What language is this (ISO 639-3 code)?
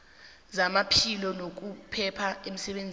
nbl